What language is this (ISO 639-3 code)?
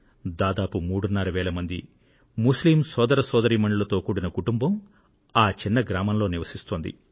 tel